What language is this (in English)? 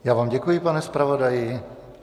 Czech